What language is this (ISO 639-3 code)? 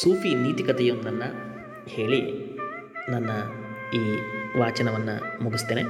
kan